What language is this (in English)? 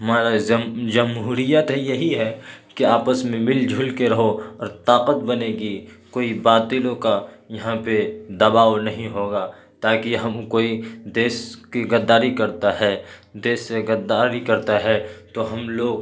Urdu